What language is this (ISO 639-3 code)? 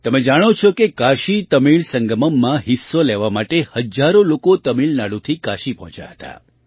guj